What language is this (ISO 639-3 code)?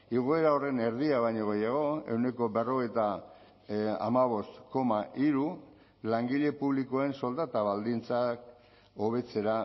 eus